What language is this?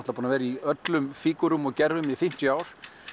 Icelandic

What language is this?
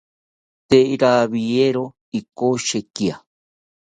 South Ucayali Ashéninka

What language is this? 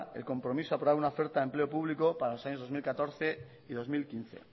Spanish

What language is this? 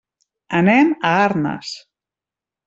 Catalan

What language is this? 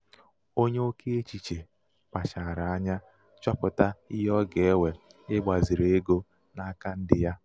Igbo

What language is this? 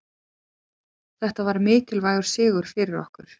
Icelandic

